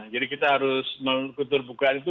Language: Indonesian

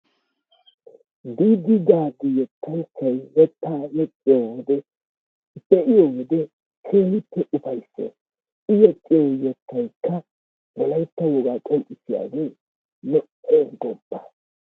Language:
Wolaytta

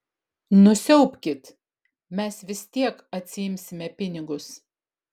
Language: Lithuanian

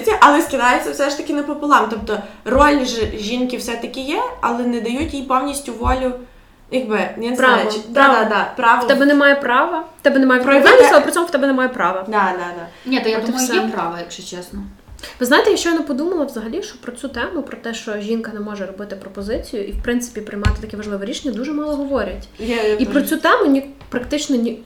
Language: Ukrainian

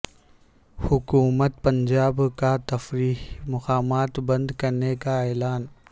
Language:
Urdu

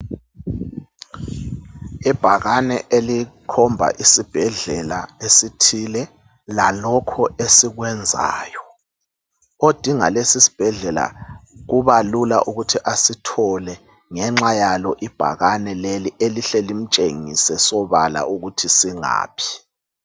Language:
North Ndebele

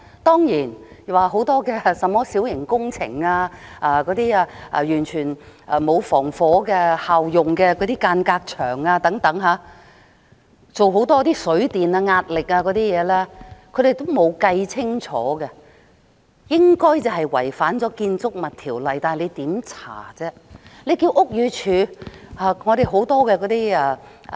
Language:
Cantonese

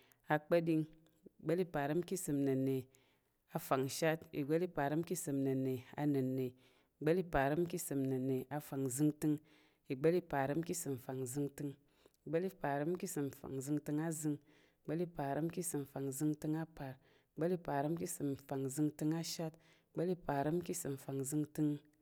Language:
Tarok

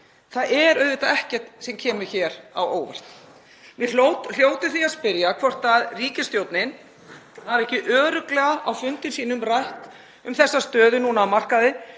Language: Icelandic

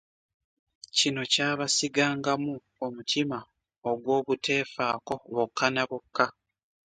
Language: Ganda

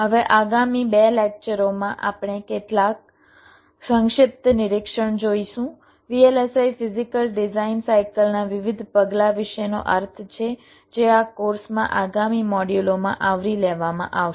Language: Gujarati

